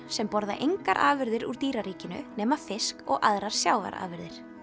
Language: Icelandic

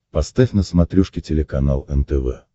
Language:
Russian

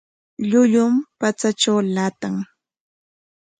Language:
Corongo Ancash Quechua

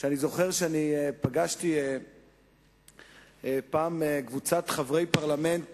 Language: Hebrew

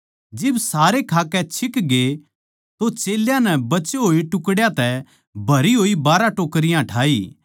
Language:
Haryanvi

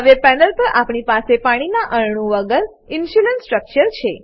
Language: Gujarati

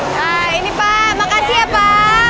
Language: Indonesian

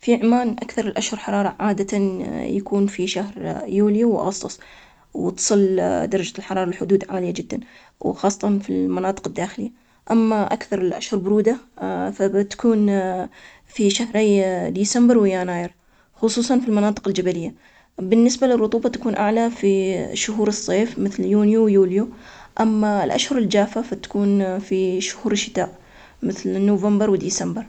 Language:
Omani Arabic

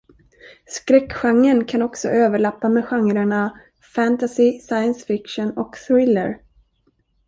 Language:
Swedish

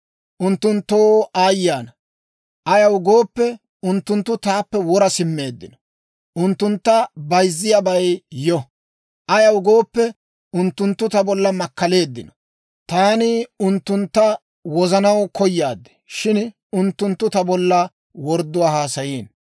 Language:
Dawro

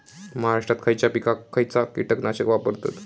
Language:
Marathi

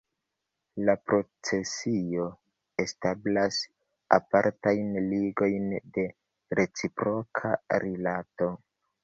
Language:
Esperanto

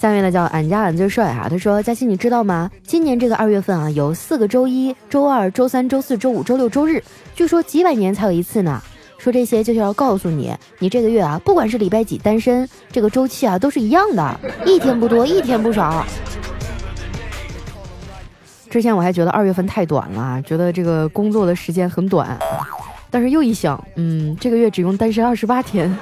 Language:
Chinese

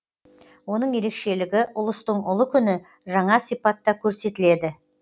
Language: Kazakh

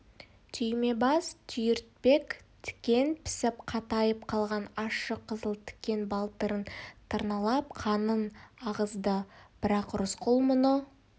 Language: Kazakh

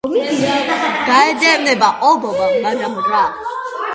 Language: Georgian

